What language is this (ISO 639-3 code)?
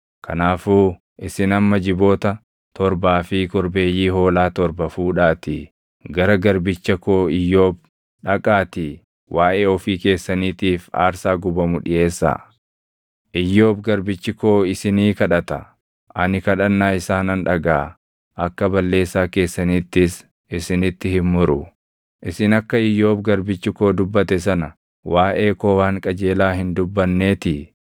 orm